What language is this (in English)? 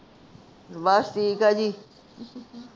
Punjabi